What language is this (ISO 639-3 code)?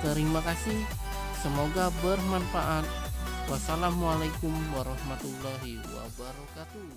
ind